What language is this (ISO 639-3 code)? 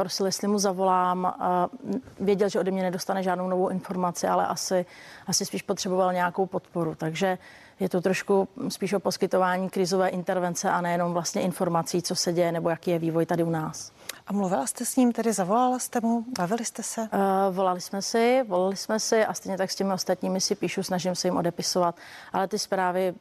ces